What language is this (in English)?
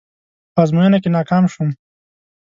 Pashto